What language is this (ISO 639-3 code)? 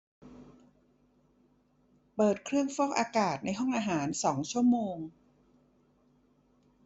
tha